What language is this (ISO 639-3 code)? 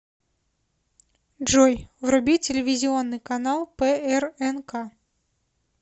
rus